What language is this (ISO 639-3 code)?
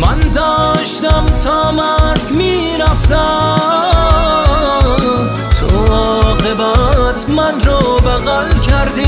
fas